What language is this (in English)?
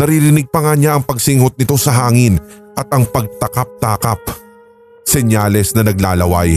Filipino